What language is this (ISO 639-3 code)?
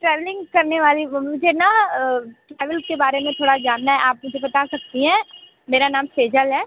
hin